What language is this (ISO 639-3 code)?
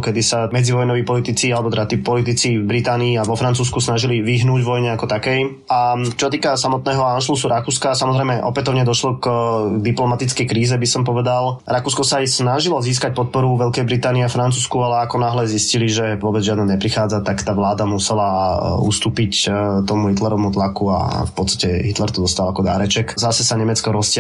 slk